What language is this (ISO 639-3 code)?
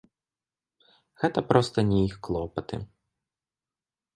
bel